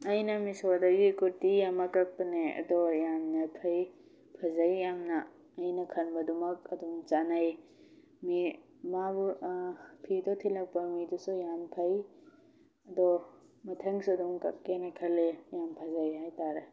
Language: Manipuri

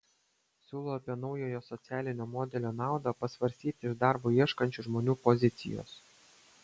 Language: Lithuanian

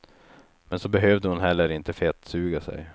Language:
Swedish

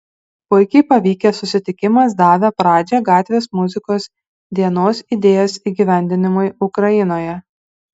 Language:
Lithuanian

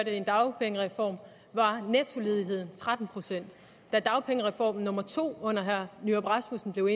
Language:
Danish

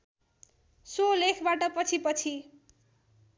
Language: Nepali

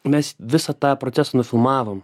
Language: Lithuanian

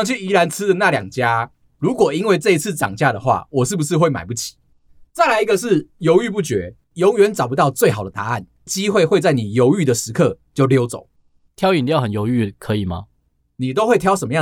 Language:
Chinese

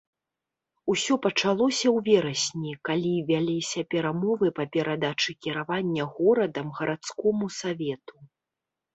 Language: Belarusian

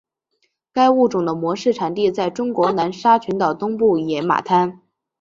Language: Chinese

